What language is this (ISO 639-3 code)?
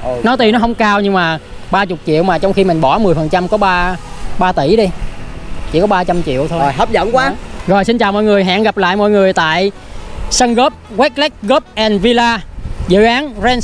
vie